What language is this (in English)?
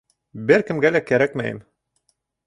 Bashkir